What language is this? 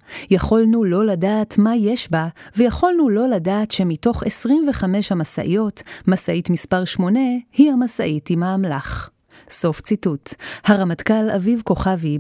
Hebrew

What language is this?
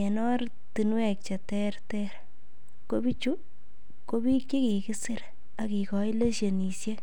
Kalenjin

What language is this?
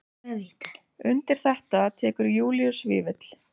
Icelandic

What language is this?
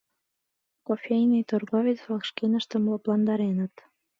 Mari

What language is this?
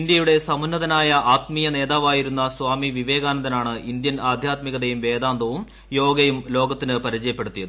Malayalam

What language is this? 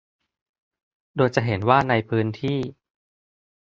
Thai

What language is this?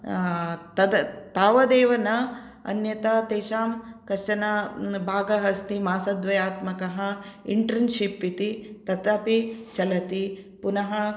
Sanskrit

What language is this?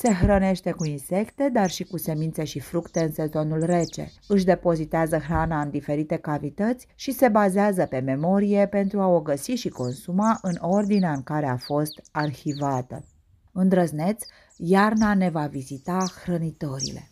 Romanian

